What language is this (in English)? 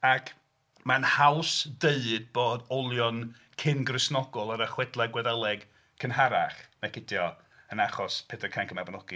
Welsh